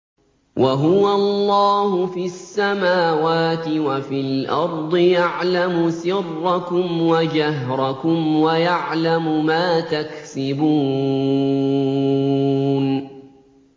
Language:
Arabic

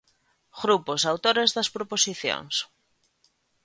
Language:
Galician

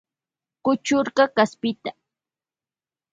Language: Loja Highland Quichua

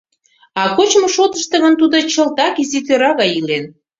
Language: Mari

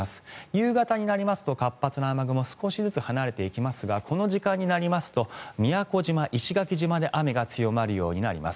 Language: Japanese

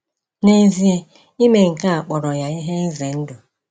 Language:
Igbo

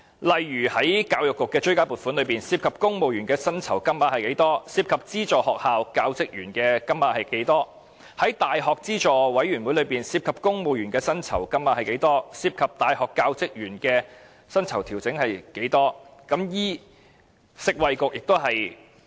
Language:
Cantonese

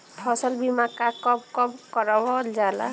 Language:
Bhojpuri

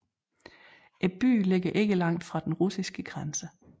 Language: Danish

